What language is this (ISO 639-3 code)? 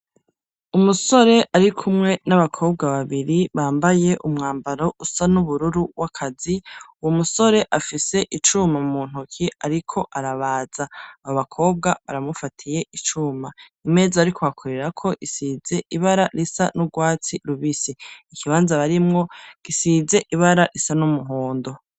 run